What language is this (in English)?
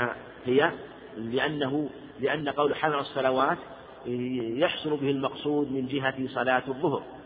Arabic